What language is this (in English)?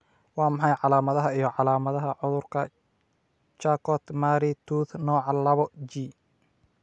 Somali